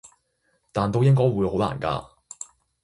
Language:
Cantonese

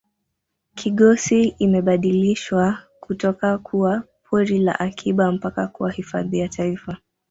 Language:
Swahili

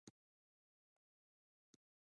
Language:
Pashto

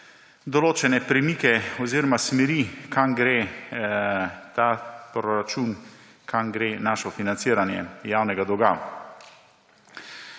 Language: Slovenian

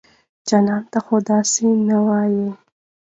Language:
Pashto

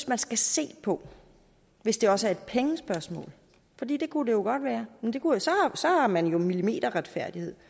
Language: Danish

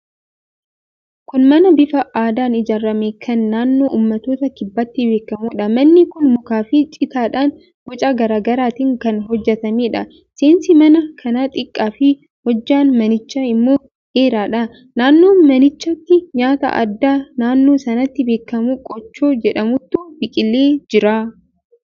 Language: Oromo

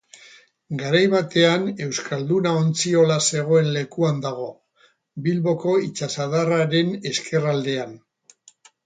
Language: Basque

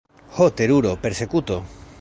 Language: Esperanto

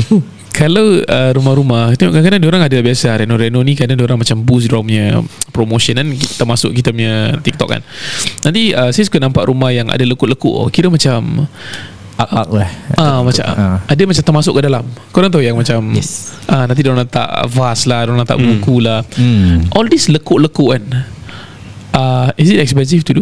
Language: Malay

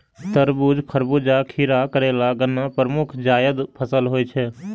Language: Maithili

